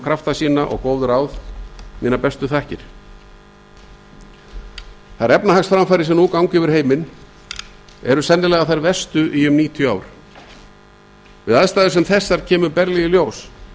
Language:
Icelandic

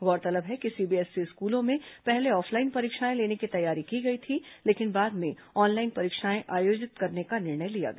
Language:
Hindi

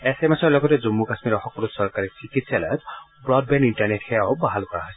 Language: Assamese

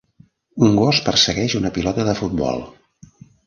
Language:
Catalan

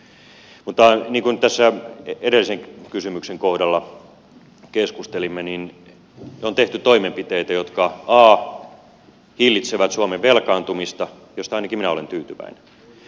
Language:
Finnish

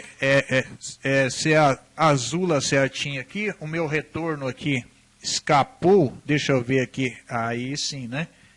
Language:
Portuguese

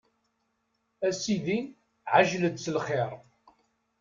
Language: Kabyle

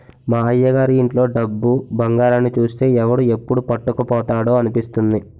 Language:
Telugu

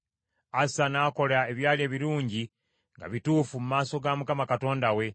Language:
Ganda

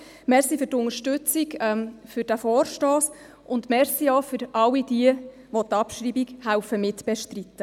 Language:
Swiss German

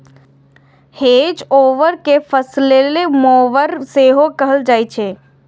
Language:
Maithili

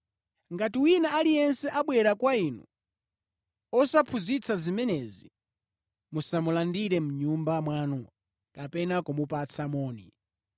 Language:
Nyanja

